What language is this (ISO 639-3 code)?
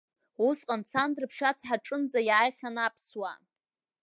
abk